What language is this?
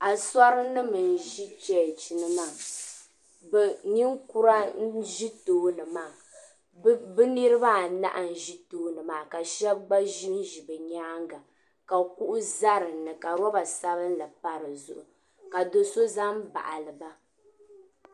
Dagbani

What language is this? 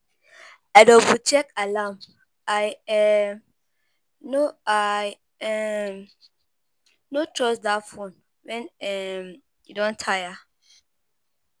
Nigerian Pidgin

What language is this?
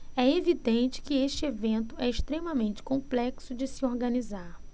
Portuguese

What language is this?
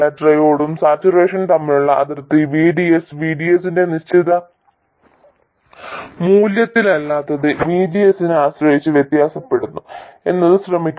Malayalam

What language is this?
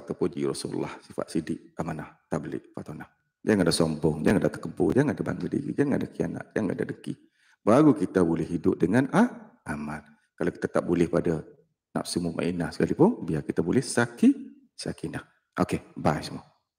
Malay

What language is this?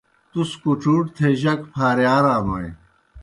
Kohistani Shina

